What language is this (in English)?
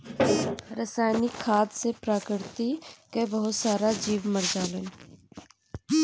Bhojpuri